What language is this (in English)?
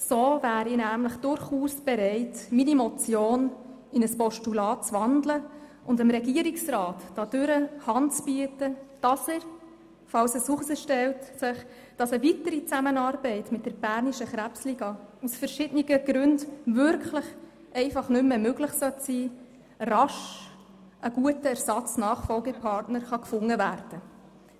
Swiss German